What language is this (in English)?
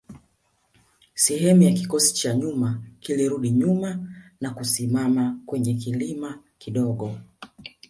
Swahili